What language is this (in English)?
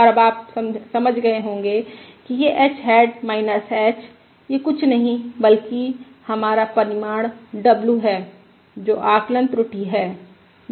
Hindi